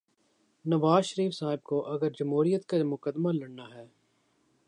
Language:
Urdu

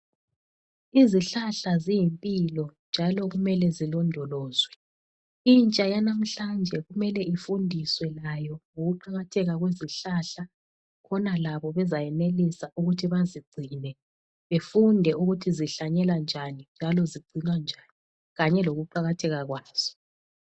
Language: North Ndebele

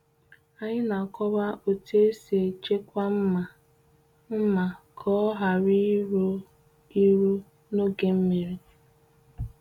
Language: Igbo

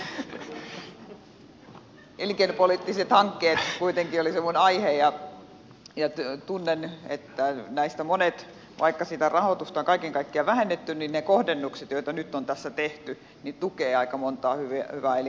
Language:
Finnish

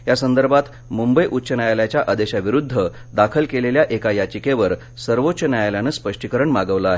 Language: Marathi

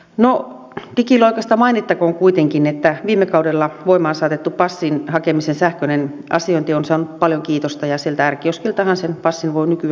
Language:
Finnish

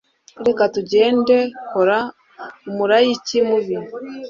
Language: Kinyarwanda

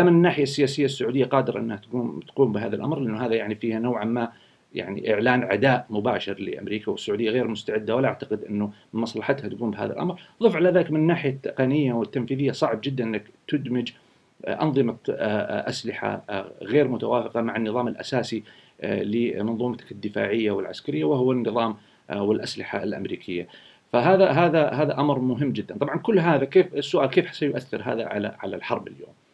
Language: Arabic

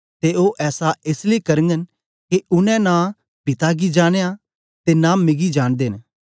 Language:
Dogri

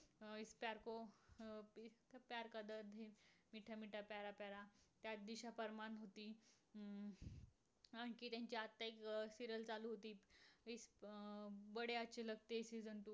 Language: Marathi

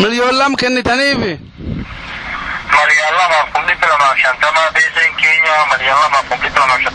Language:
Arabic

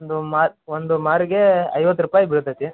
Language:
Kannada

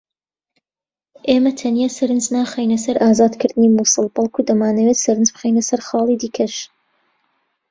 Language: Central Kurdish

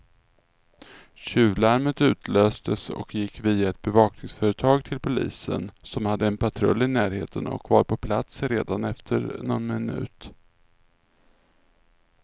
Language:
Swedish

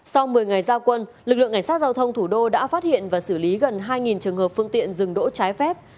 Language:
Vietnamese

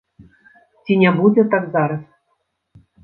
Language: Belarusian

